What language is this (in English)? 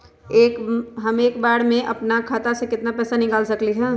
Magahi